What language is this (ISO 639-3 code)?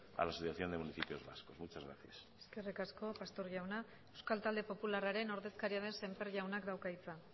eus